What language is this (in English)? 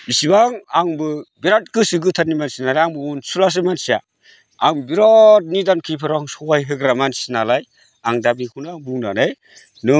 Bodo